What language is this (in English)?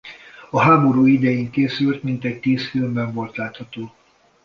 Hungarian